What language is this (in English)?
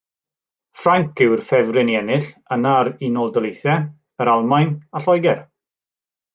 Welsh